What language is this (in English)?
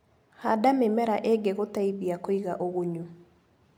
Kikuyu